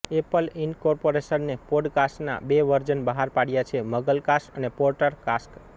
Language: Gujarati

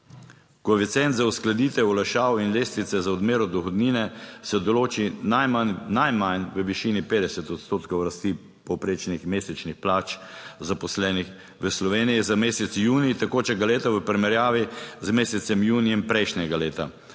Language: Slovenian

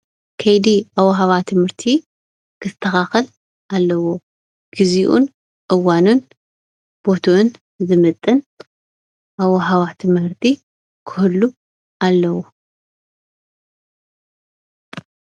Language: Tigrinya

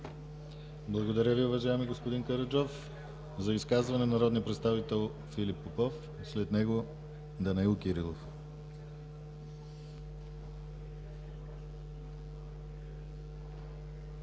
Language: Bulgarian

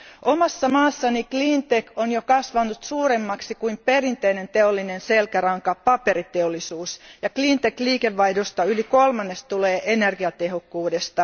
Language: Finnish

